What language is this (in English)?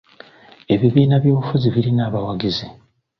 Ganda